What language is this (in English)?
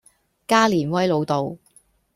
Cantonese